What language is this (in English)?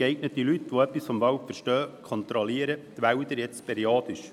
Swiss German